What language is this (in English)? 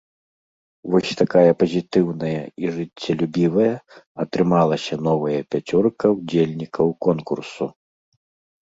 Belarusian